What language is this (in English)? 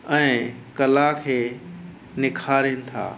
Sindhi